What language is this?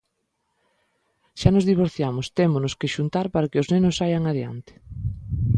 Galician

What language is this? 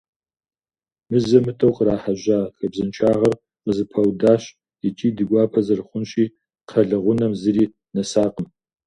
Kabardian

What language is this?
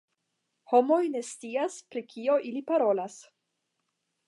Esperanto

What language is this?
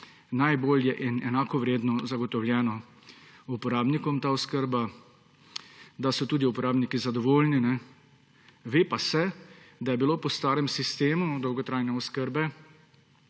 Slovenian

